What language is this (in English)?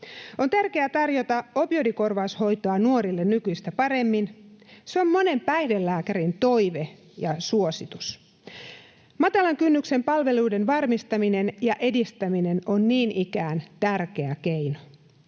Finnish